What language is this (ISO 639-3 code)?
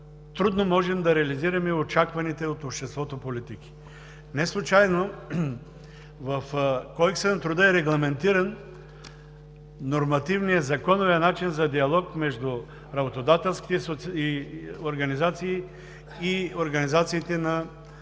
bul